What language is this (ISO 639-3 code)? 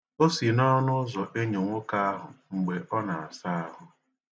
ibo